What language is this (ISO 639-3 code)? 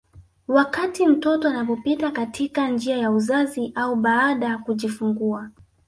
swa